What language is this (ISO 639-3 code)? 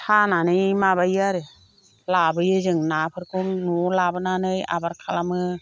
brx